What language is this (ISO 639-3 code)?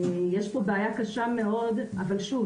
heb